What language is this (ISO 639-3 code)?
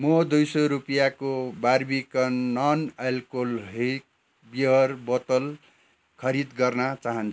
nep